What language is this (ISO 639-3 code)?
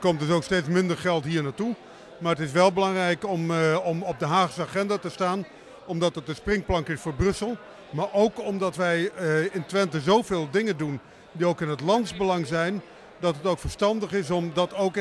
nld